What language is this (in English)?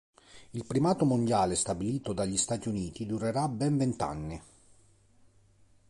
Italian